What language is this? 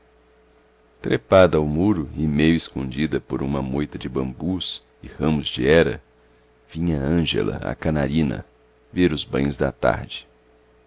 Portuguese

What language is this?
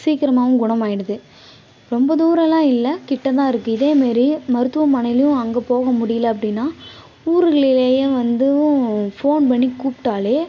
Tamil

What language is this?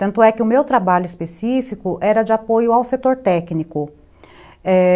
Portuguese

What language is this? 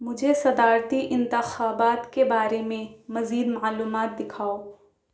Urdu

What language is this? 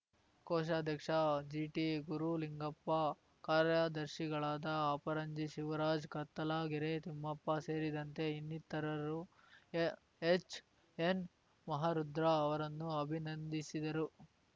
Kannada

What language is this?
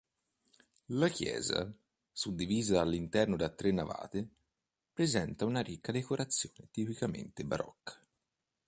Italian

